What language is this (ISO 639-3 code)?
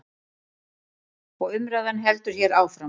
isl